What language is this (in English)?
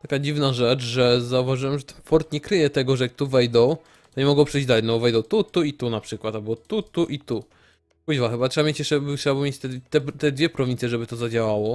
Polish